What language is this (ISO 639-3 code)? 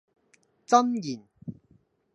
yue